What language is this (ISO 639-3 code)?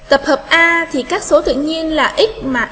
vie